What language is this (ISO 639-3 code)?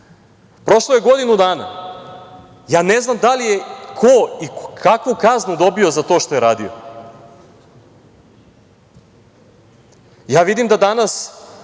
srp